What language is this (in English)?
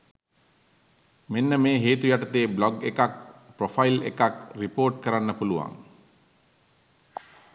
Sinhala